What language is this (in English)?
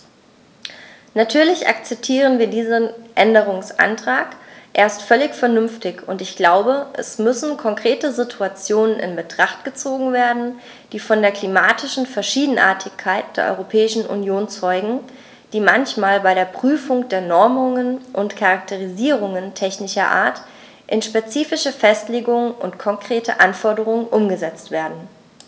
German